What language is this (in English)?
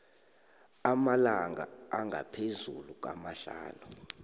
South Ndebele